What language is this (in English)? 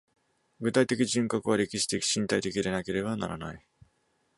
Japanese